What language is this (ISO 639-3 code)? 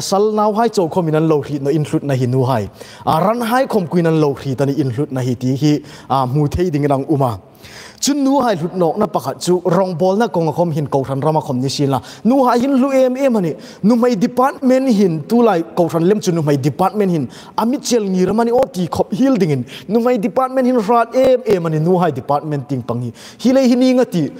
tha